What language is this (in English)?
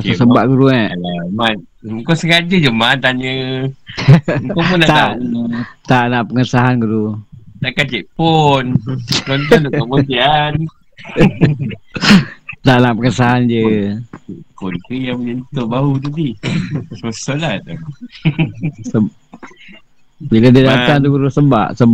Malay